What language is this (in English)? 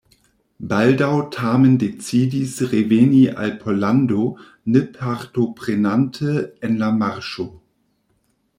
Esperanto